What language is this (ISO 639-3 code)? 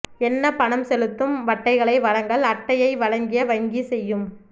tam